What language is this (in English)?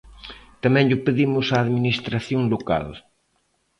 Galician